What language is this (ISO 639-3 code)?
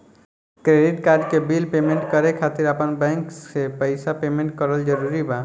bho